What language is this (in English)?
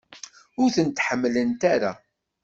Kabyle